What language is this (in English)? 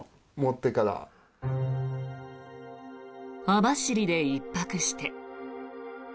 Japanese